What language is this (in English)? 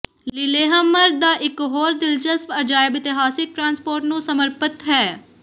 Punjabi